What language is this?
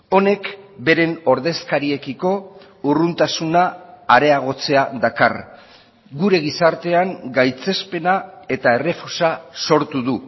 Basque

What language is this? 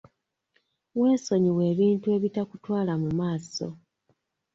Ganda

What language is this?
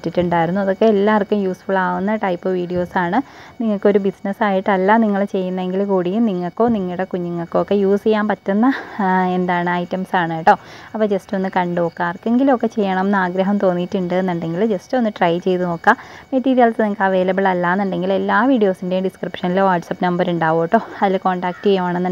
Malayalam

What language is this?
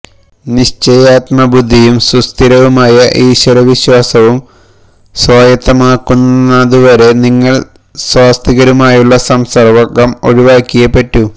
Malayalam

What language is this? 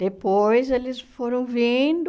Portuguese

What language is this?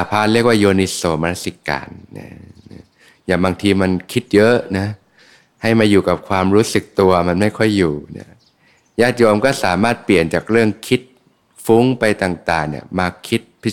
Thai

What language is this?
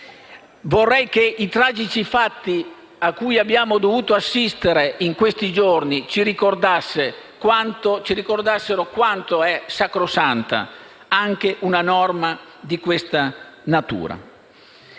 Italian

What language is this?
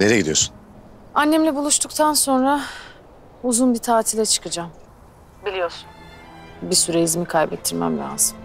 Turkish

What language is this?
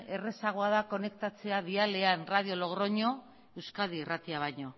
Basque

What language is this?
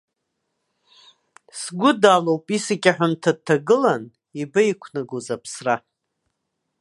Abkhazian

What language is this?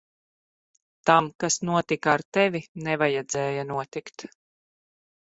Latvian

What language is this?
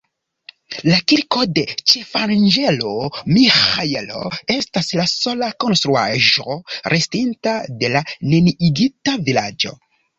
Esperanto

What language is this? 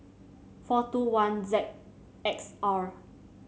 English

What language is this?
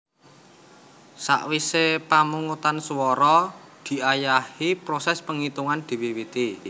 Javanese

